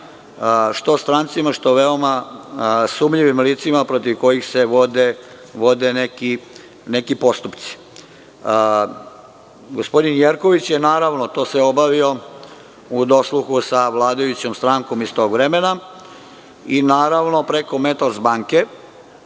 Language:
Serbian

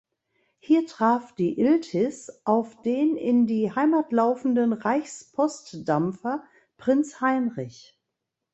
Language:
German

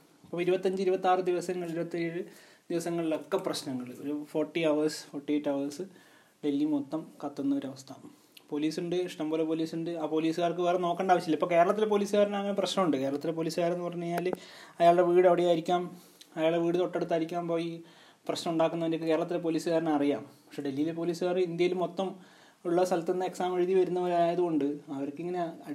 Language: Malayalam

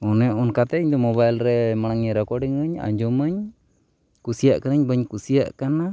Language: Santali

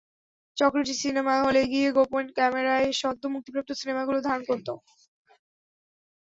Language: Bangla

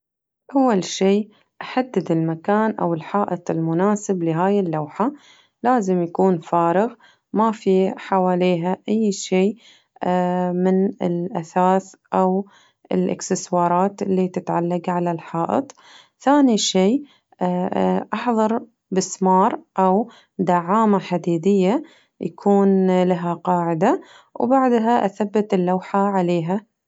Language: Najdi Arabic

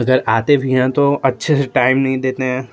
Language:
Hindi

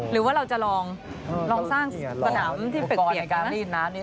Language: Thai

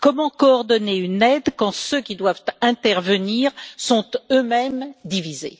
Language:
French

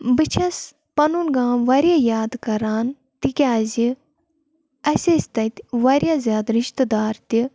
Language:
Kashmiri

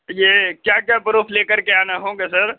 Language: Urdu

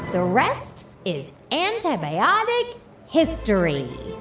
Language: English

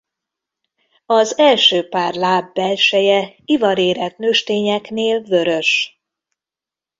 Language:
Hungarian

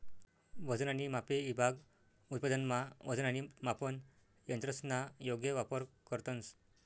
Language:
Marathi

